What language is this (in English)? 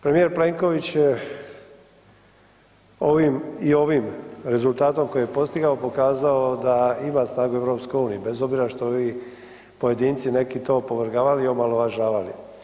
Croatian